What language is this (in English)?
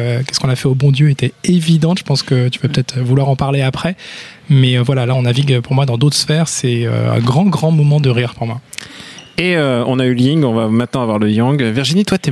French